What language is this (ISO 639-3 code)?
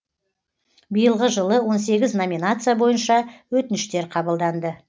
kaz